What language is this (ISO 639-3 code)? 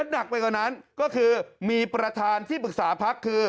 tha